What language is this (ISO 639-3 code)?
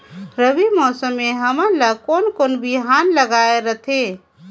hne